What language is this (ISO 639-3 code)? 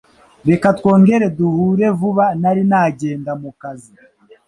kin